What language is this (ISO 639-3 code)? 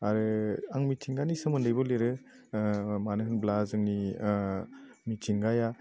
brx